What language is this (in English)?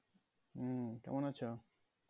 Bangla